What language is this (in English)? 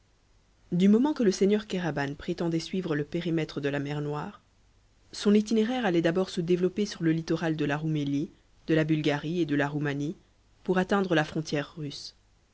French